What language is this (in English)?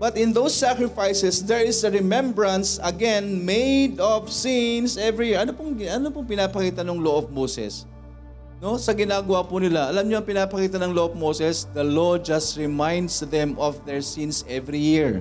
Filipino